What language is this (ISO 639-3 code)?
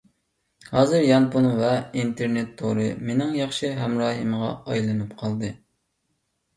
uig